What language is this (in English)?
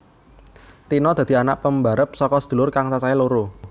Javanese